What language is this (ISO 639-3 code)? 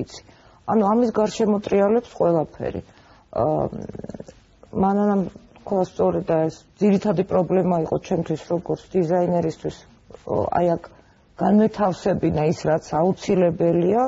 ron